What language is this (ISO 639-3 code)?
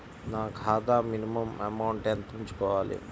tel